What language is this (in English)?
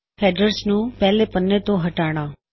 Punjabi